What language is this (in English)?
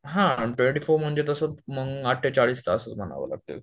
Marathi